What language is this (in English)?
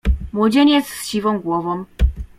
Polish